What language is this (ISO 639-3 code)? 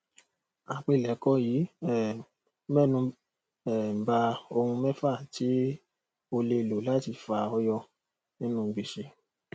yor